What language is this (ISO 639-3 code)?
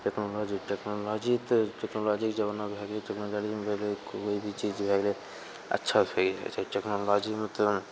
mai